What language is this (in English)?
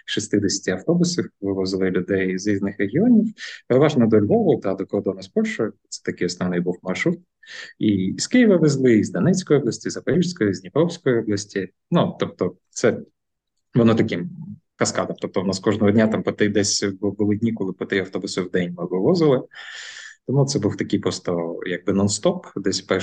Ukrainian